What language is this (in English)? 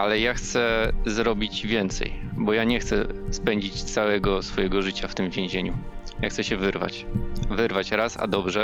Polish